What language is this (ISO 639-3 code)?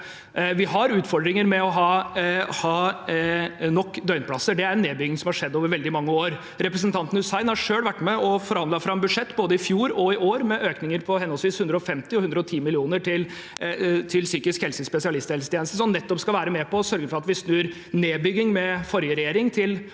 nor